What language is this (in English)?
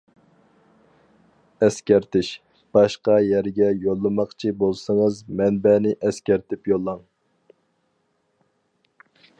Uyghur